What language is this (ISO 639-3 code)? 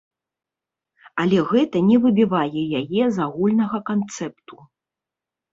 bel